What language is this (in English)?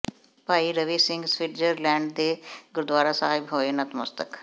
Punjabi